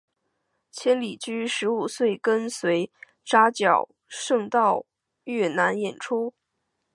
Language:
Chinese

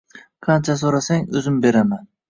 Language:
Uzbek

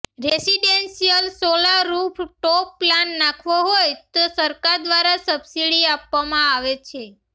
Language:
Gujarati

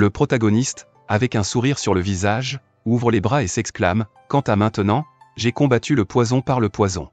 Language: French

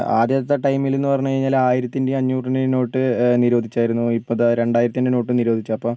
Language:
Malayalam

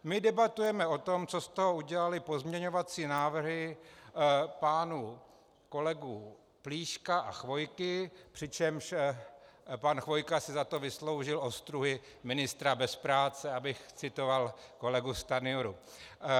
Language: Czech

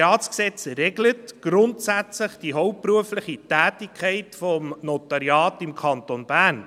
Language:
Swiss German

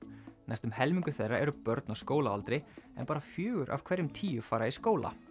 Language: Icelandic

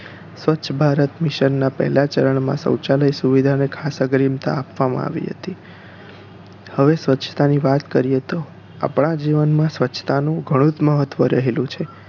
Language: Gujarati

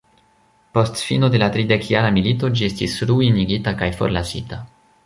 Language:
Esperanto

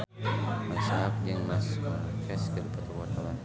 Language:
Sundanese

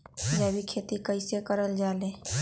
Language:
Magahi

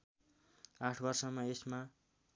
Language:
Nepali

